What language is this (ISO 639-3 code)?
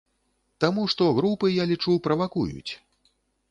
bel